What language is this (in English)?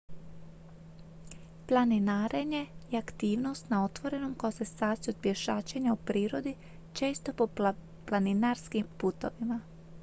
Croatian